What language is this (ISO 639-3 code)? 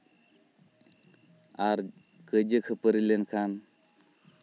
sat